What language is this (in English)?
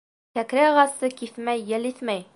Bashkir